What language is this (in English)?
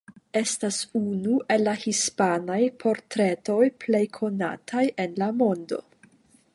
Esperanto